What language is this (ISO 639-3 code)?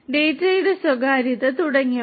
mal